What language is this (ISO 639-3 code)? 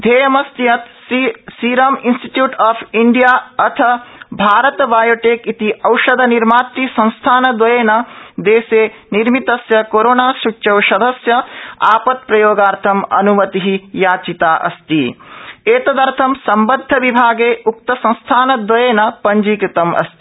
san